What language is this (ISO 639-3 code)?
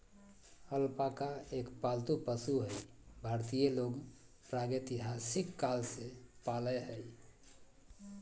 mag